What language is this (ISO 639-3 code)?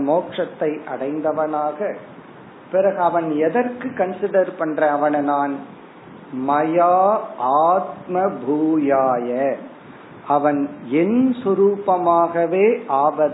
tam